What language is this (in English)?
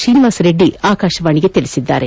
Kannada